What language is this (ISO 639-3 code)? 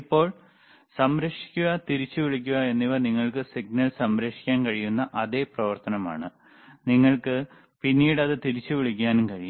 mal